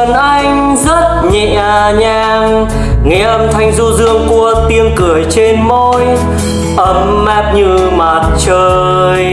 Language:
Vietnamese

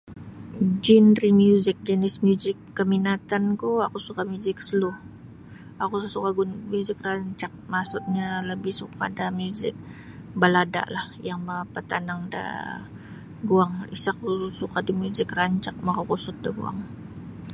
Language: Sabah Bisaya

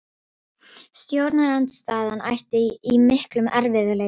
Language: Icelandic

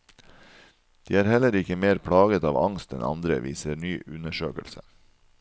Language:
Norwegian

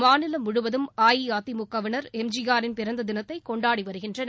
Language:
Tamil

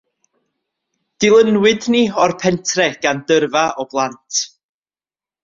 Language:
Welsh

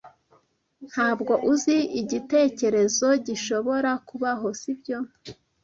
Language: Kinyarwanda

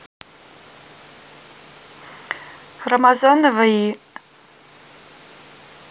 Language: Russian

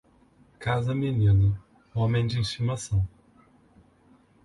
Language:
Portuguese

